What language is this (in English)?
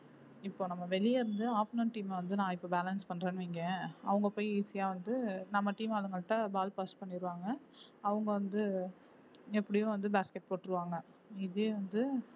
Tamil